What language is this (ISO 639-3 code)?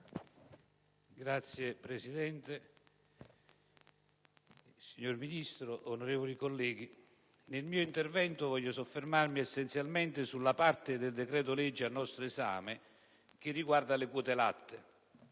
ita